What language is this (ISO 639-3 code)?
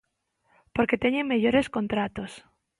glg